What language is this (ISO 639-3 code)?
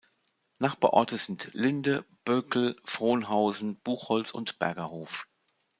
deu